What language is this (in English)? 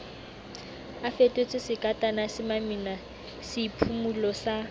Southern Sotho